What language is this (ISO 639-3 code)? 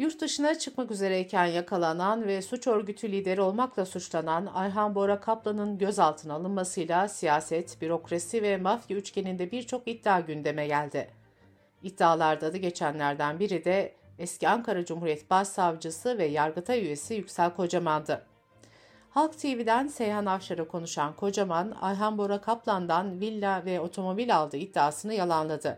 tur